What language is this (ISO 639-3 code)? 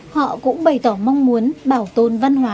vie